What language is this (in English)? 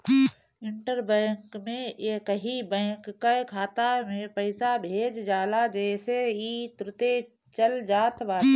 Bhojpuri